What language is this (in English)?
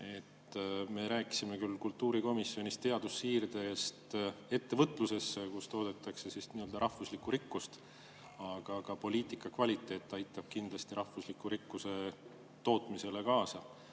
Estonian